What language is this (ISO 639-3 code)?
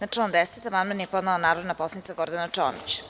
srp